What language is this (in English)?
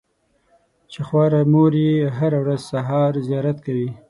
Pashto